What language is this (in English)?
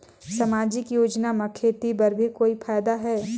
Chhattisgarhi